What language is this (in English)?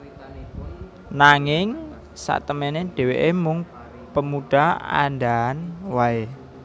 Javanese